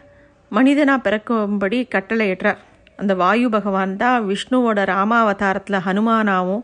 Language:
Tamil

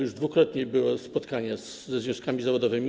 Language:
Polish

